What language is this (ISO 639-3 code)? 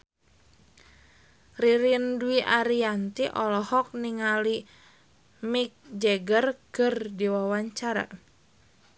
sun